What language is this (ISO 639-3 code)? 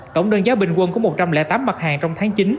vie